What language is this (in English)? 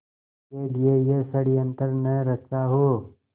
Hindi